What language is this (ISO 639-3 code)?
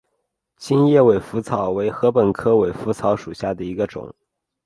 zho